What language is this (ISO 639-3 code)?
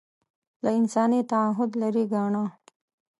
pus